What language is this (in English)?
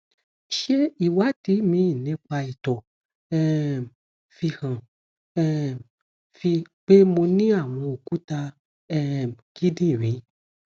Yoruba